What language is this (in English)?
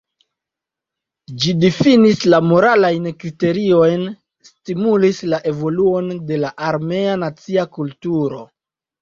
Esperanto